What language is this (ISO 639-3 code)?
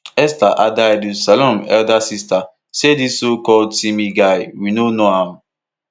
pcm